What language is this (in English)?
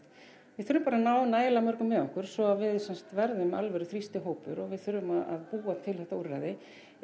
Icelandic